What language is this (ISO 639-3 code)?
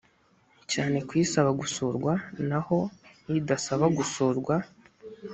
kin